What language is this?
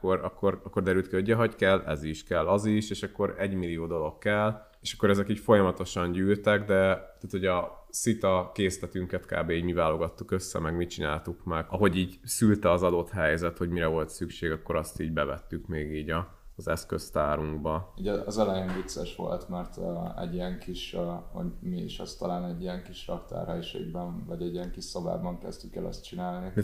Hungarian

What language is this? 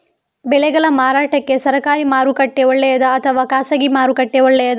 Kannada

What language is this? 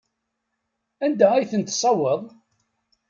Kabyle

